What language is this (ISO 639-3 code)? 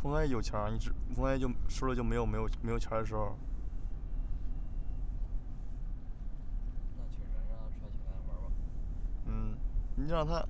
zho